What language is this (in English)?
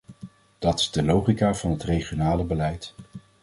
Dutch